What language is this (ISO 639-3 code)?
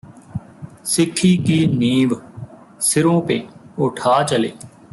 pan